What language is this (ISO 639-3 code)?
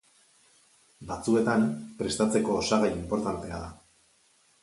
eus